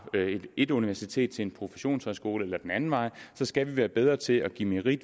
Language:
Danish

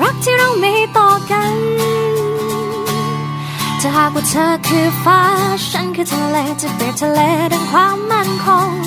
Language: Thai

